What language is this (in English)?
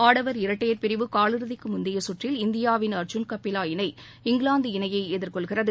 Tamil